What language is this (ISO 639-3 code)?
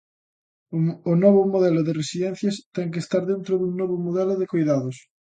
glg